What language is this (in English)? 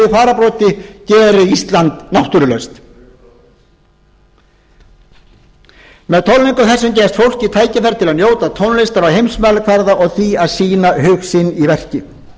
Icelandic